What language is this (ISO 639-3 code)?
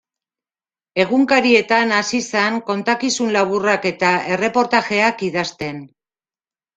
eus